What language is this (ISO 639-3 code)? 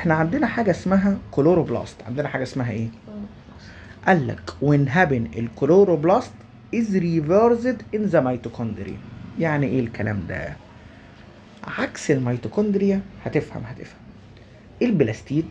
ara